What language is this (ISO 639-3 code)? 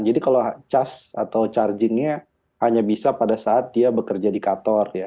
ind